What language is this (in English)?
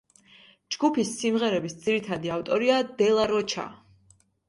Georgian